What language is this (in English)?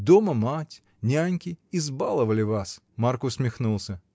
Russian